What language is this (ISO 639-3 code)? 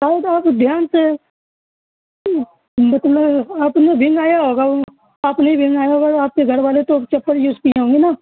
urd